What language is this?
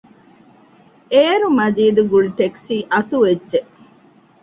Divehi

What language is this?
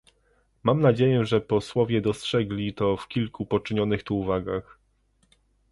Polish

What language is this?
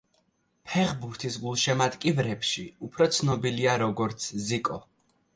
Georgian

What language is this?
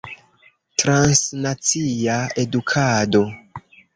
Esperanto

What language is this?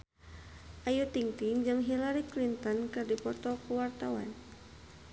Sundanese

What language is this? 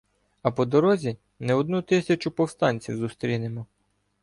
Ukrainian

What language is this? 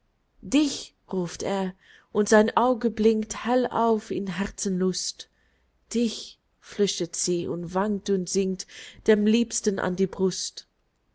German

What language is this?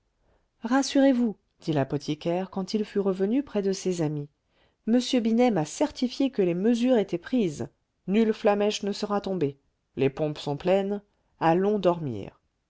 French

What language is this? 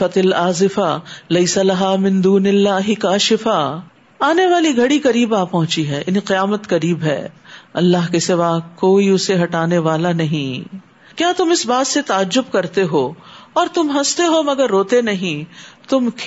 Urdu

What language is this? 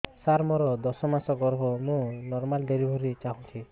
Odia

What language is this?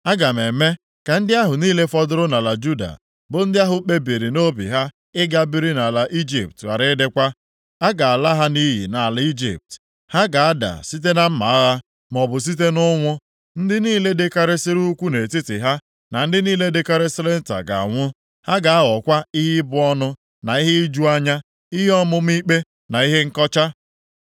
Igbo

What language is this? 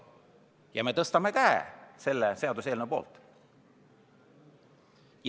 Estonian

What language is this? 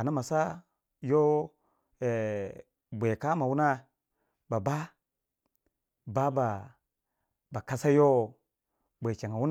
Waja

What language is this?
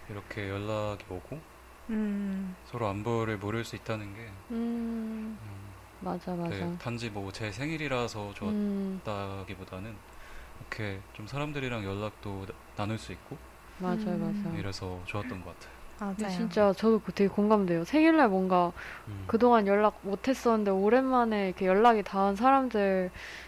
Korean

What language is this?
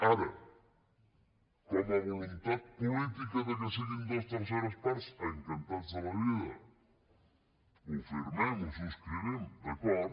Catalan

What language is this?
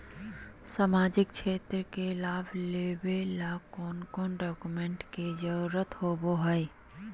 Magahi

